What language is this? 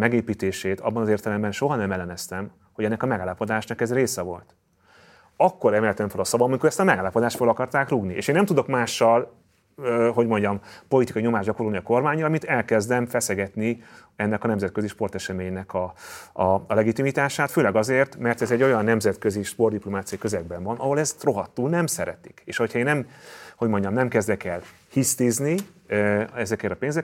Hungarian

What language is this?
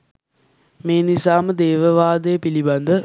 Sinhala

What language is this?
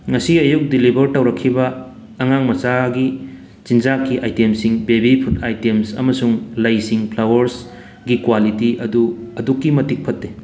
Manipuri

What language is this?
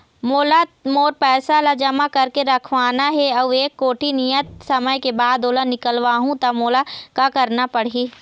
Chhattisgarhi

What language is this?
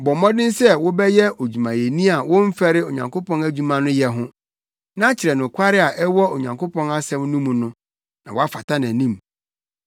Akan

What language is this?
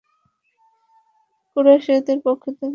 Bangla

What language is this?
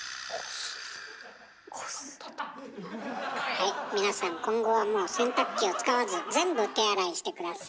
Japanese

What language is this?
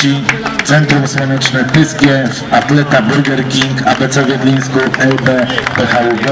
Polish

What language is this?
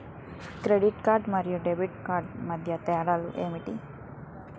Telugu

